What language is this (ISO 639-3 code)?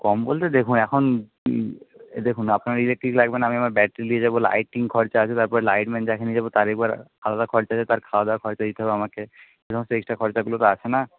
ben